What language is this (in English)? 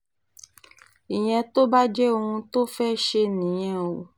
Yoruba